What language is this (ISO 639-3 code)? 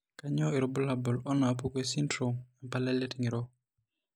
mas